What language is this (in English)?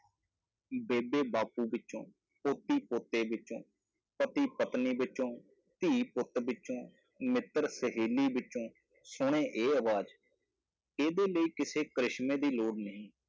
Punjabi